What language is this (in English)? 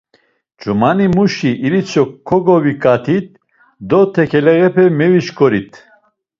Laz